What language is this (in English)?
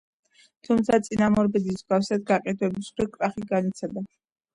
Georgian